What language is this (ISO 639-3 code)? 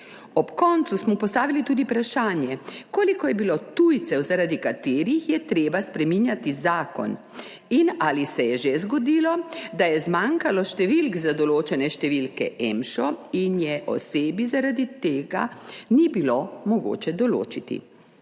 slv